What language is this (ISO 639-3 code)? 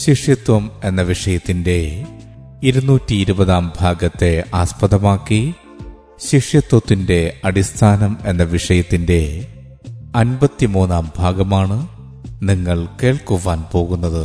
mal